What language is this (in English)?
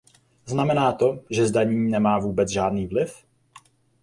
Czech